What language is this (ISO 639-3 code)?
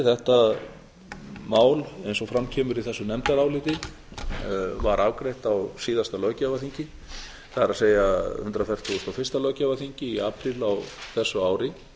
isl